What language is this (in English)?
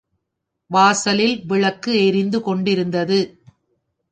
Tamil